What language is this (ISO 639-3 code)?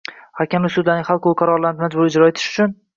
uzb